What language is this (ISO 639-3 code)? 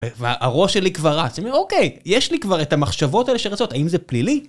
heb